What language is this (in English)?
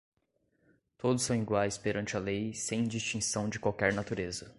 Portuguese